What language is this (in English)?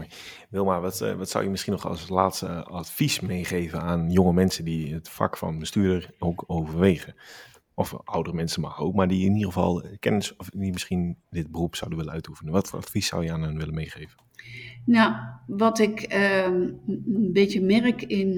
Dutch